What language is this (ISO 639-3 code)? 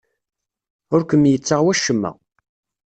kab